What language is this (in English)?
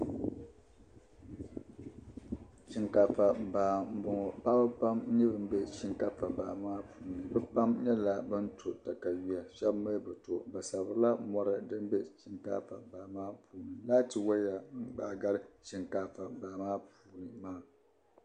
Dagbani